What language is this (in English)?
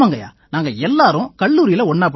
Tamil